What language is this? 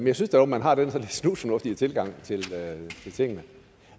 Danish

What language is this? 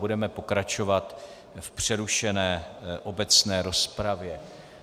Czech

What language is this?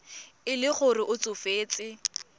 Tswana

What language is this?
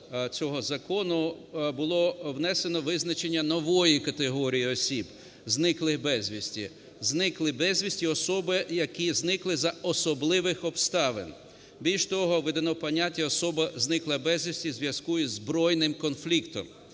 Ukrainian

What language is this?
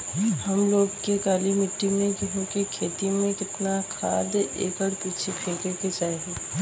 Bhojpuri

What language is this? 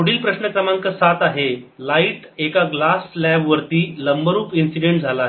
Marathi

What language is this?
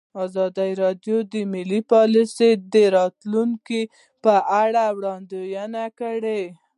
Pashto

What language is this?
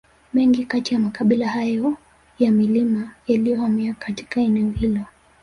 Swahili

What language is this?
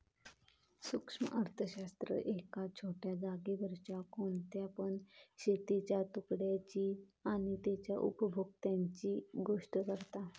Marathi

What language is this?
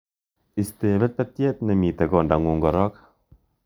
Kalenjin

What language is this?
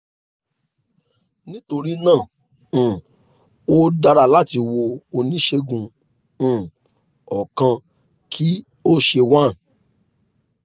Yoruba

